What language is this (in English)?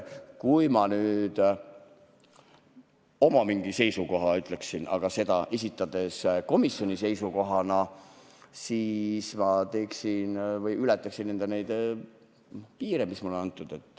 Estonian